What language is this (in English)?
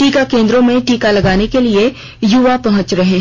Hindi